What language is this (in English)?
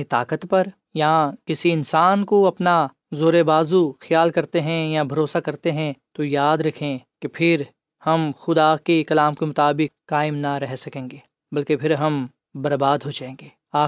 Urdu